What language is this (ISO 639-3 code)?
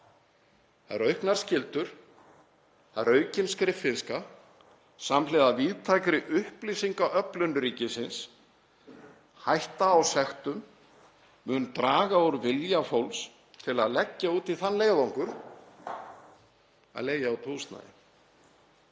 isl